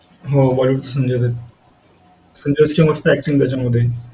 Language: Marathi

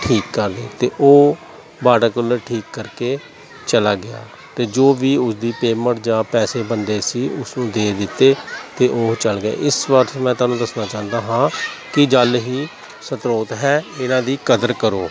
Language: Punjabi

